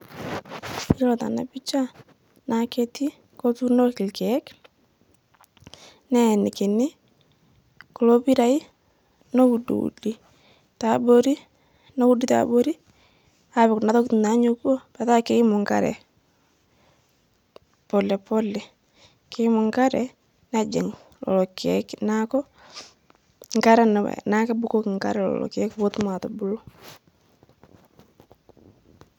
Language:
Masai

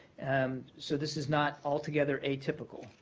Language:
English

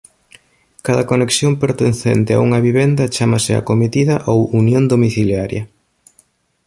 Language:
Galician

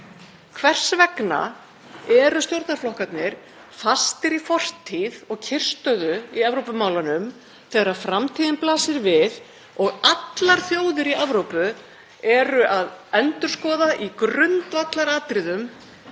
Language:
Icelandic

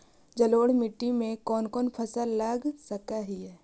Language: Magahi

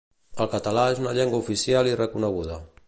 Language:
Catalan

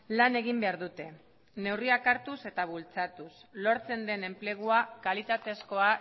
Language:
Basque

